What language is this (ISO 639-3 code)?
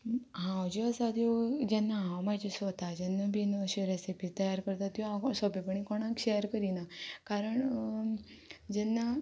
kok